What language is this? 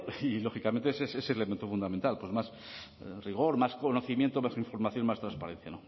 Spanish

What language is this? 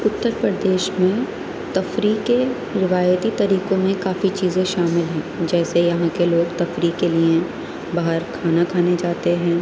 Urdu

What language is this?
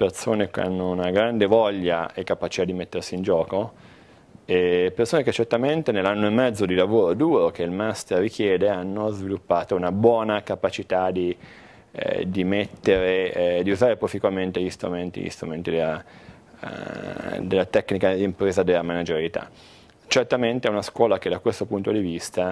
Italian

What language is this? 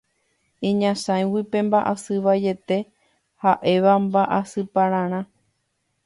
Guarani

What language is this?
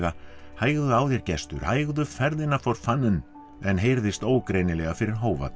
Icelandic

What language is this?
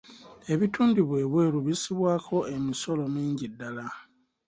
Ganda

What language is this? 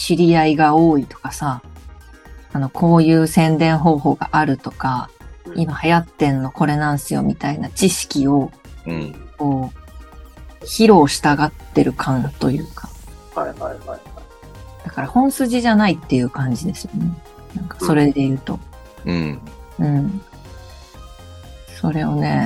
Japanese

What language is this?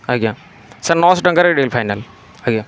Odia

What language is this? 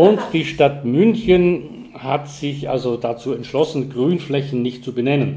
German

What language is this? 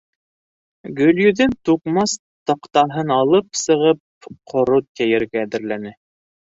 Bashkir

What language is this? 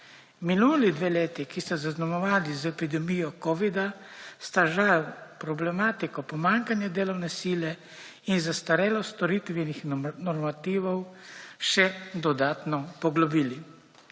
Slovenian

